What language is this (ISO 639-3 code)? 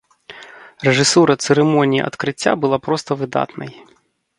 bel